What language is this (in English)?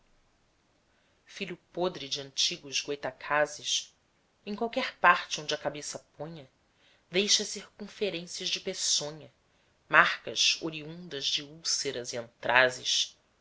Portuguese